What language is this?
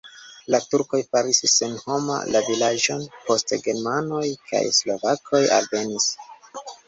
Esperanto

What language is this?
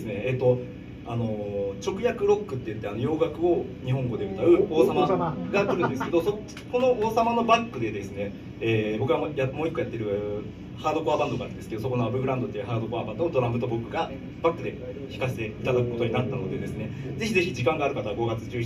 Japanese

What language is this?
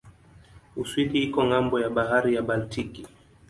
Swahili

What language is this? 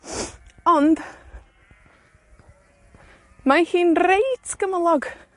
Welsh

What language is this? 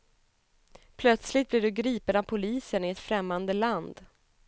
Swedish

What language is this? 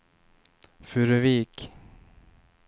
Swedish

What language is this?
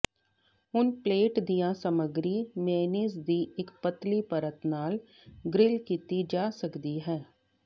Punjabi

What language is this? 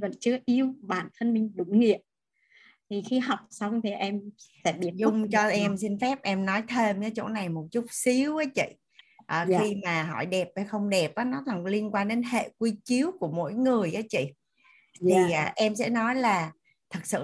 Vietnamese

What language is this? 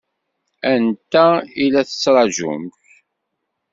Kabyle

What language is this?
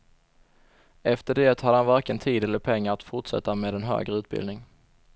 Swedish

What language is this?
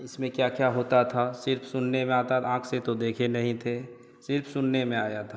Hindi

